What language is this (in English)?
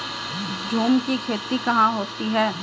Hindi